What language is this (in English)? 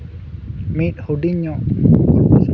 Santali